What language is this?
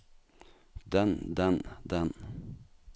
Norwegian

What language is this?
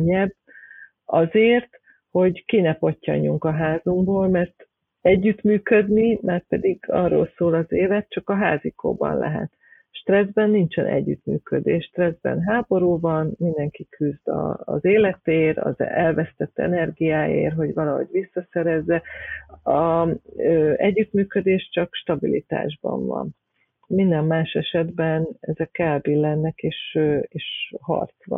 Hungarian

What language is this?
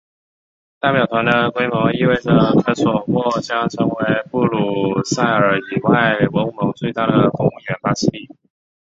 Chinese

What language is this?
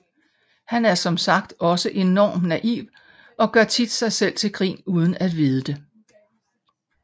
Danish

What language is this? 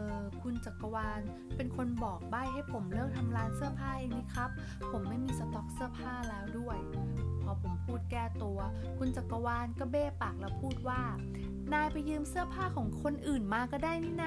Thai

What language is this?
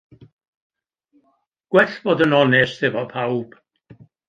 Welsh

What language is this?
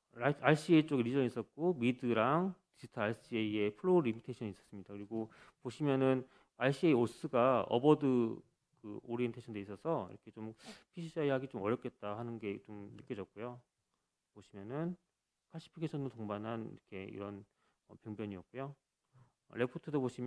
Korean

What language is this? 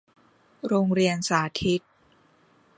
Thai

